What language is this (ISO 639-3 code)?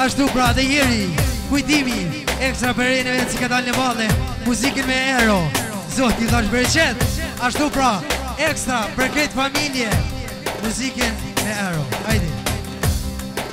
ron